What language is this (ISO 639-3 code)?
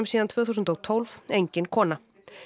isl